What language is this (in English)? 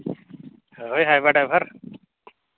Santali